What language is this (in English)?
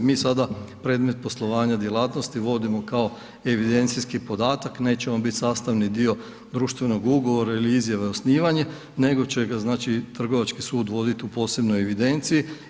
Croatian